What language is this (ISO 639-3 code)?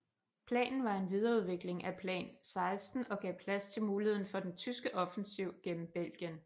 dan